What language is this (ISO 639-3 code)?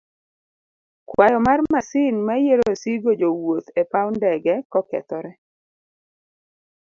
luo